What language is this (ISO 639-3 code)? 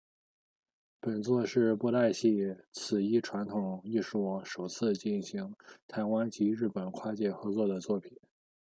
zho